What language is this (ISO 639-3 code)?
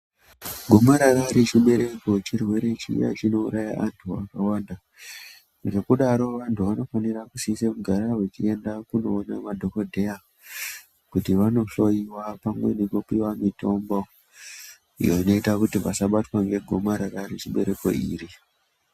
ndc